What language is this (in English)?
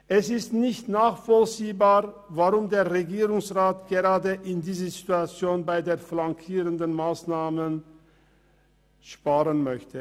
Swiss German